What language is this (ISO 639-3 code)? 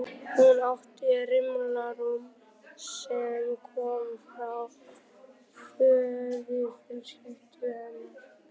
isl